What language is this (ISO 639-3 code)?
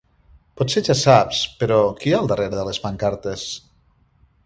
cat